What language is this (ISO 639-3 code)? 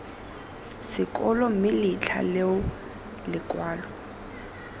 tsn